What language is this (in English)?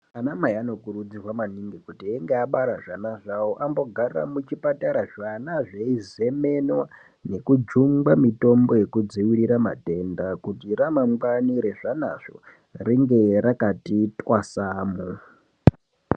Ndau